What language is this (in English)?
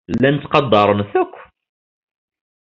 Kabyle